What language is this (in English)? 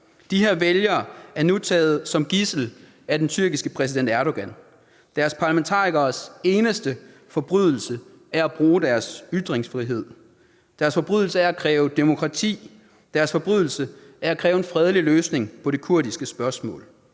Danish